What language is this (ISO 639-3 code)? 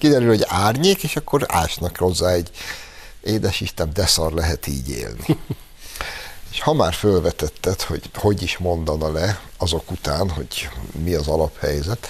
hun